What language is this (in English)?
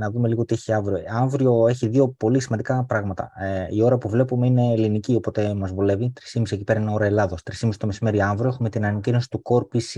Greek